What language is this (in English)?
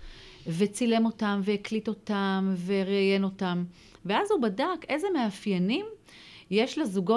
Hebrew